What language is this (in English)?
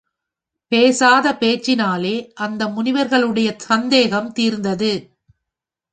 Tamil